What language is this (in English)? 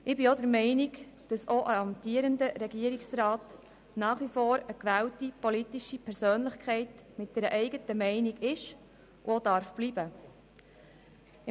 Swiss German